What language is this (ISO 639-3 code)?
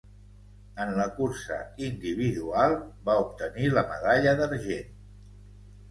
cat